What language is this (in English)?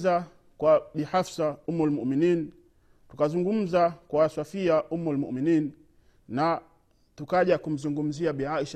Swahili